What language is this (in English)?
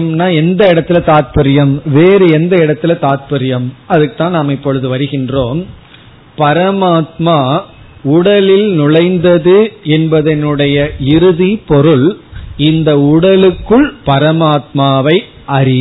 Tamil